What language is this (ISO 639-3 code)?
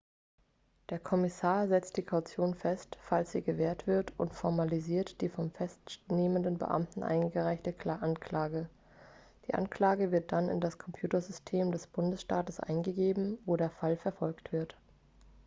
deu